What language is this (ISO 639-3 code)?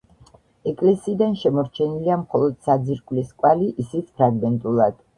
kat